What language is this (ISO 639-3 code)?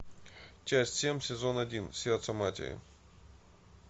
rus